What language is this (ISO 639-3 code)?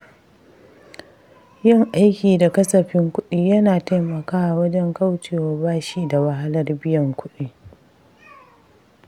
hau